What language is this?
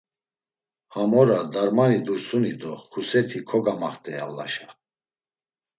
Laz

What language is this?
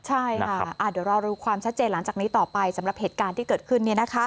Thai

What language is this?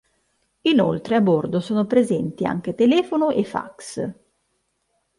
Italian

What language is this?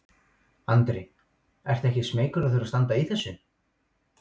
Icelandic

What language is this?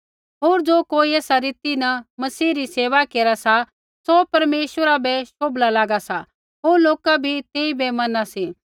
Kullu Pahari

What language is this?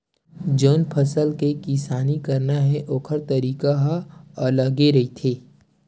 Chhattisgarhi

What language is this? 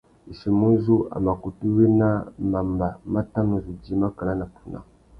Tuki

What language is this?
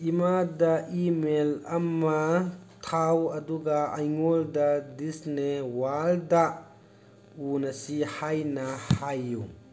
Manipuri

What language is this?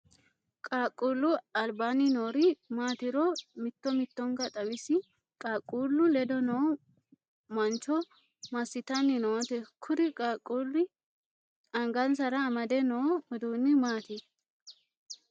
Sidamo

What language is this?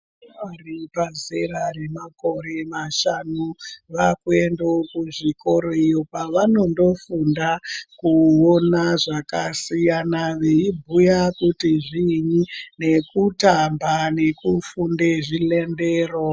Ndau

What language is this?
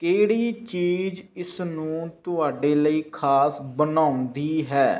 Punjabi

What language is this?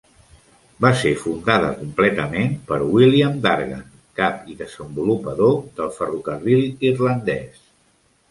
Catalan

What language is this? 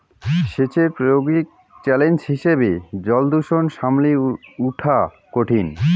Bangla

